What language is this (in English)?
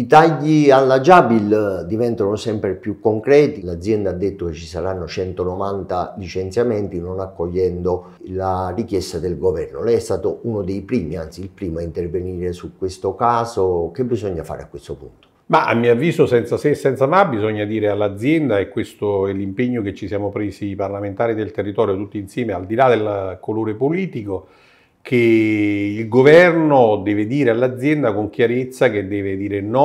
Italian